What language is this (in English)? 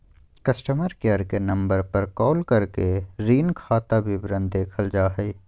Magahi